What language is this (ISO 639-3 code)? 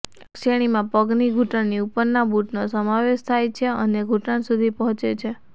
guj